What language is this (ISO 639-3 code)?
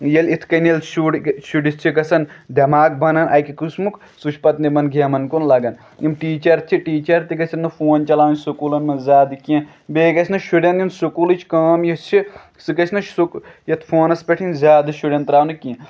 kas